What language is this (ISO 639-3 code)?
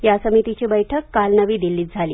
mar